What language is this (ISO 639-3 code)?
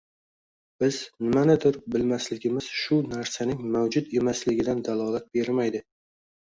uzb